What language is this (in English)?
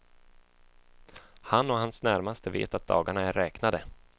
Swedish